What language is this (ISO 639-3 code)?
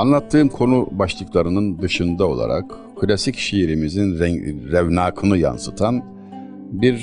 tur